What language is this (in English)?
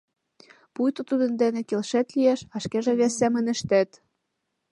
Mari